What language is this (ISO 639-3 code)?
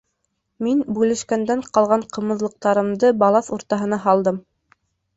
bak